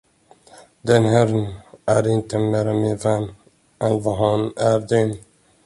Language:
Swedish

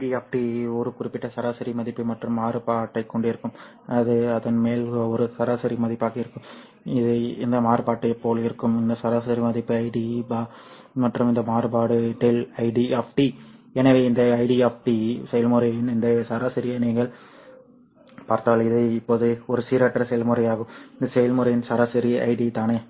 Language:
Tamil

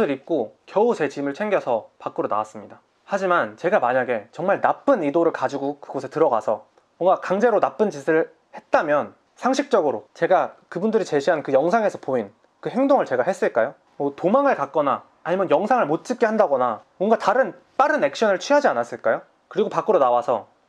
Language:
Korean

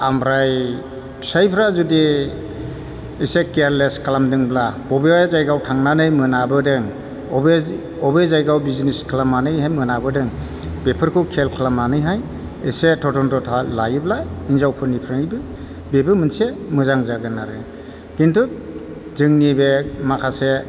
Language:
Bodo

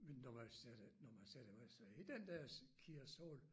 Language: Danish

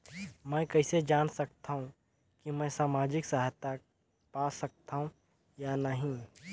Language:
Chhattisgarhi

